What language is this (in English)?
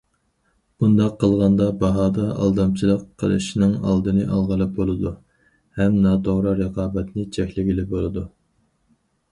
Uyghur